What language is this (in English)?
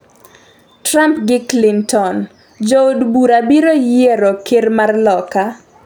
Luo (Kenya and Tanzania)